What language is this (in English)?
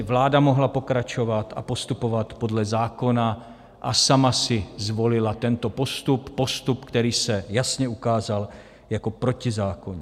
Czech